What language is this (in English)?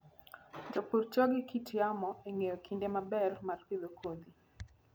Luo (Kenya and Tanzania)